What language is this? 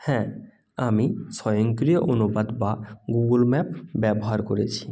Bangla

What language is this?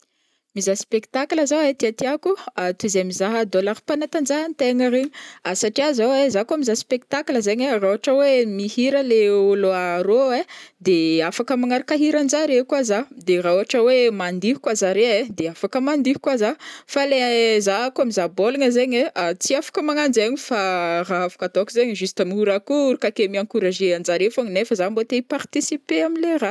Northern Betsimisaraka Malagasy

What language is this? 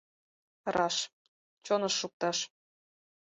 Mari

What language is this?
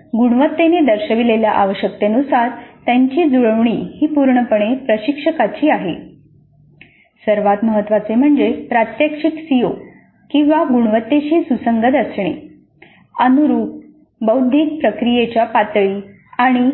Marathi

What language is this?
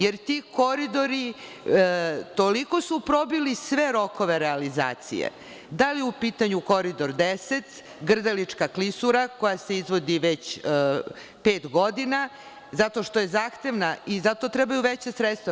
Serbian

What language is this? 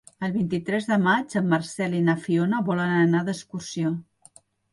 Catalan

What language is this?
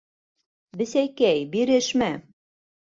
Bashkir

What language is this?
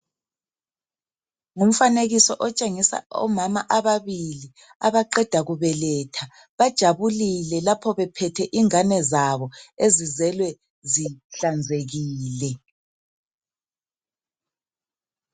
North Ndebele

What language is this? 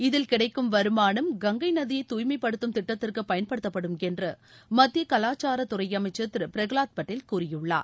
Tamil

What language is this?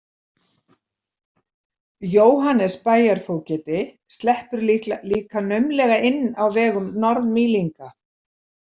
Icelandic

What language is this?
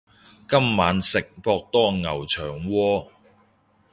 Cantonese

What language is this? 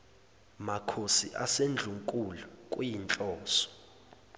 Zulu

